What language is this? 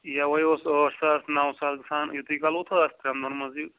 Kashmiri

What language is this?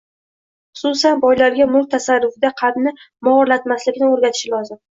Uzbek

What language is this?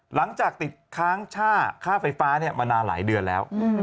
Thai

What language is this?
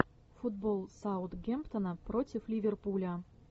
Russian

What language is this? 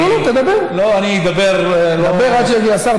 Hebrew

